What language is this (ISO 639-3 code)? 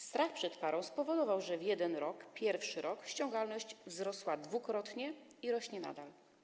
pol